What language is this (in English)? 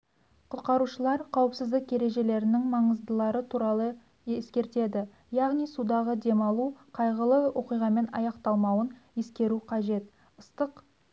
Kazakh